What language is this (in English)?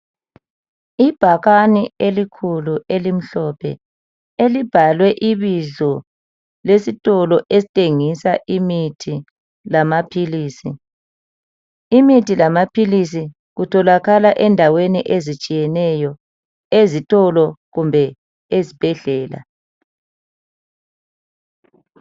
North Ndebele